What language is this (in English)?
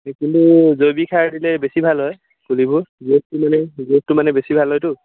Assamese